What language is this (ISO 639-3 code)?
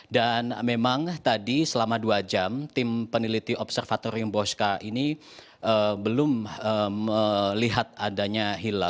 ind